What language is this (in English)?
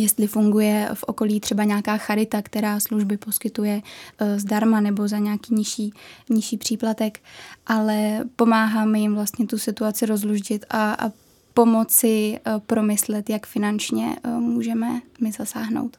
Czech